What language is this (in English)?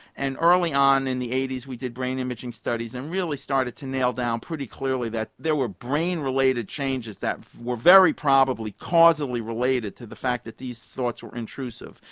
English